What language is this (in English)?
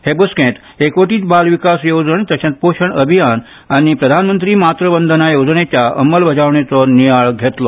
Konkani